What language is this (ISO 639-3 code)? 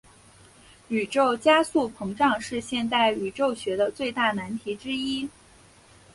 zho